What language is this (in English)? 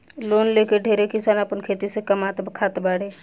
Bhojpuri